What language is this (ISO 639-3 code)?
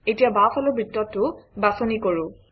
asm